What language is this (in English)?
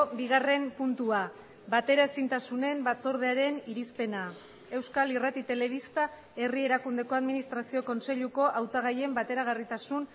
Basque